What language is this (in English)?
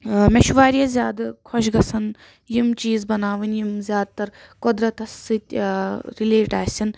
Kashmiri